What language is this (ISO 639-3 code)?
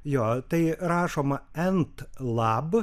lit